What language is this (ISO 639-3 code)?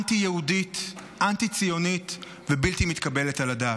heb